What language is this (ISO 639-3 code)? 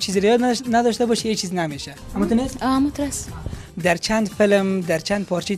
ara